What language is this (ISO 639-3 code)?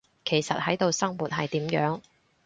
yue